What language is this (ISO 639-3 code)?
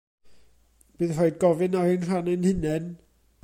cym